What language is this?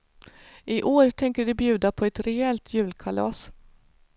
Swedish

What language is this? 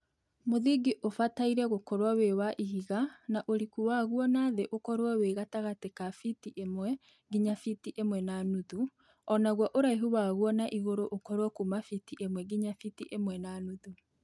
Kikuyu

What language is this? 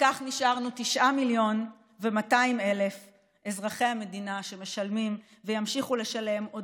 Hebrew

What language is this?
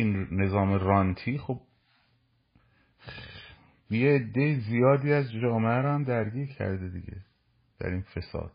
Persian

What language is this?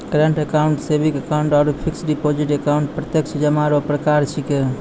Maithili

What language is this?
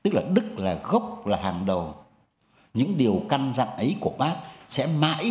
Vietnamese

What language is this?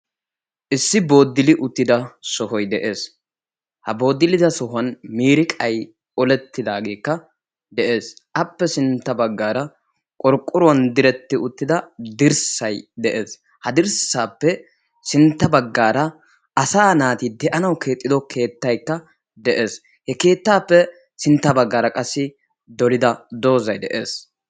Wolaytta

